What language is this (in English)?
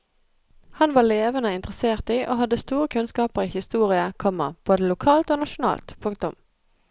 Norwegian